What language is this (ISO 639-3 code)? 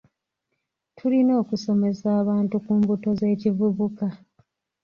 lug